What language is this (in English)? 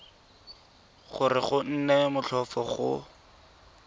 Tswana